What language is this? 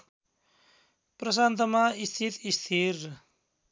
Nepali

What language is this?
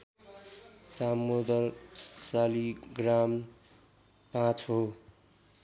Nepali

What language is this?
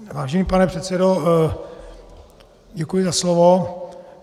Czech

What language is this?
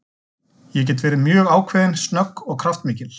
Icelandic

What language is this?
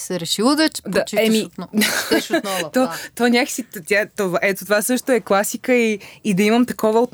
Bulgarian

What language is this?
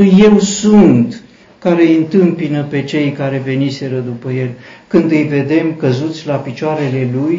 Romanian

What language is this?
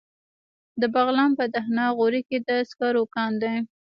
Pashto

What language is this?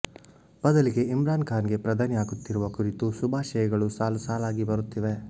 Kannada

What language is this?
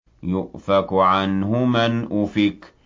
Arabic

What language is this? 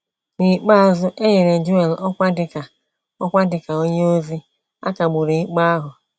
Igbo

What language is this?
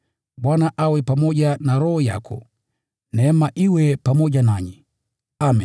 Swahili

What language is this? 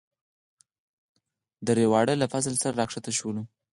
Pashto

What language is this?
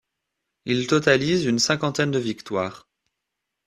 French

